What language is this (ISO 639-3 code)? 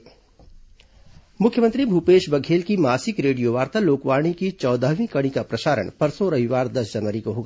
hin